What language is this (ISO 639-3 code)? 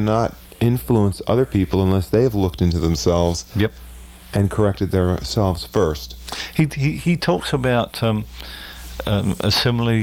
eng